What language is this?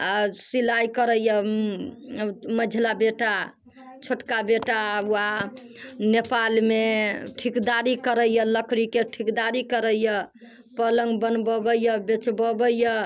Maithili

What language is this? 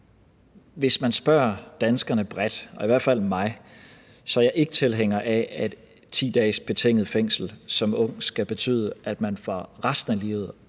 Danish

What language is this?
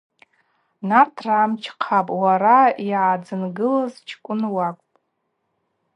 Abaza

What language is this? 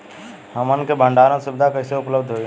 Bhojpuri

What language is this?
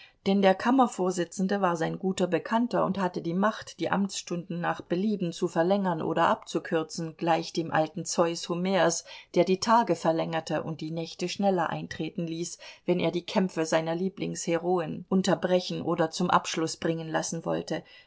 German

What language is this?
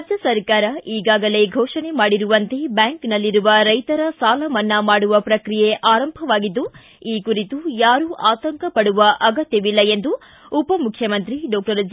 Kannada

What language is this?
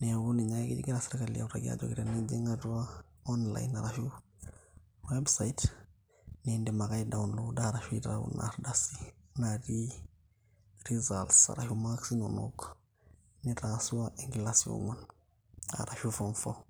Masai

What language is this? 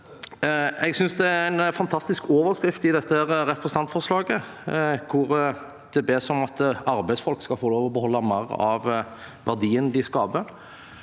Norwegian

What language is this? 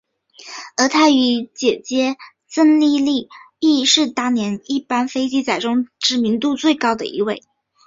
Chinese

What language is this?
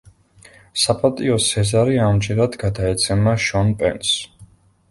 Georgian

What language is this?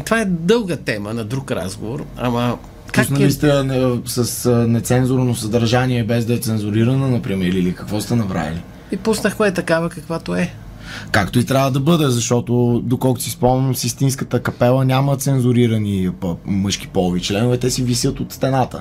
Bulgarian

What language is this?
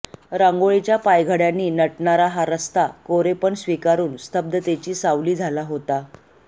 Marathi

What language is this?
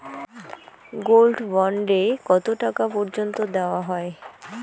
Bangla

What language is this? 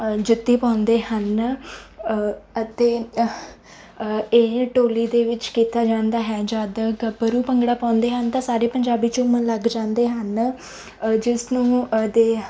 Punjabi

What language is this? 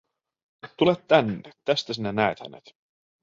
Finnish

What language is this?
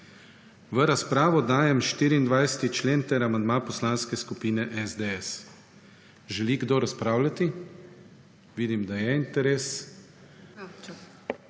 Slovenian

